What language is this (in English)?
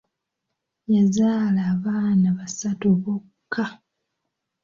Ganda